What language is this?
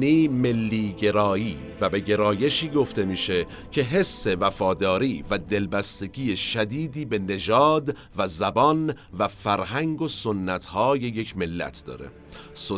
Persian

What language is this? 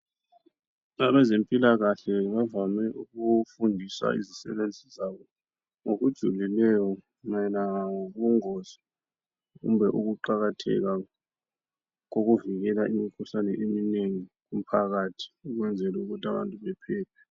North Ndebele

